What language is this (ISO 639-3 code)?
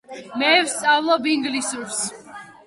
kat